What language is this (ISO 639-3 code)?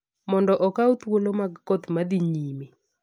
luo